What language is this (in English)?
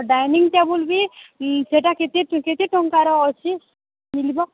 Odia